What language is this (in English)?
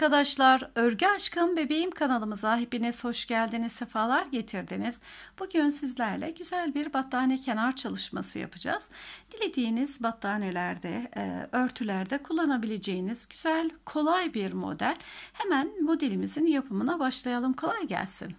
Turkish